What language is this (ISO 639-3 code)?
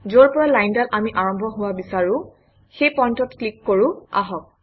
asm